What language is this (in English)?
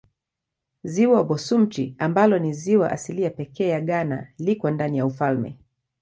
Swahili